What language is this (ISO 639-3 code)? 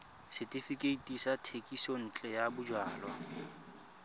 tsn